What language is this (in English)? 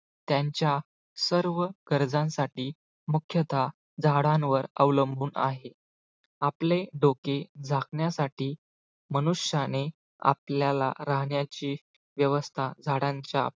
Marathi